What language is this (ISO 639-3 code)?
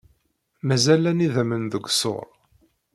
kab